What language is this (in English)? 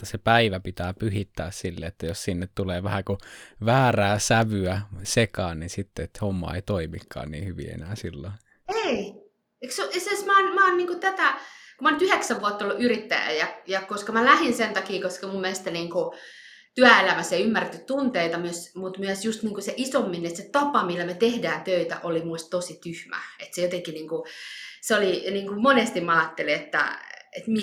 Finnish